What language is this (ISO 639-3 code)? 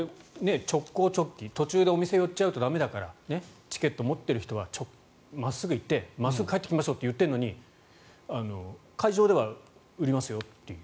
jpn